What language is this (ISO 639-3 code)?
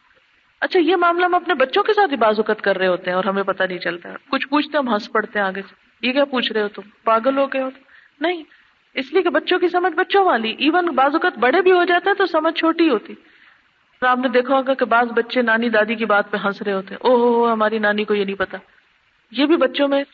urd